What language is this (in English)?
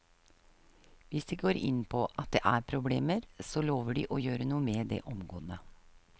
Norwegian